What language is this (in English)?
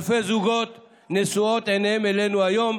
Hebrew